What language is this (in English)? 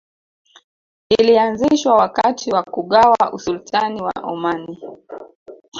Swahili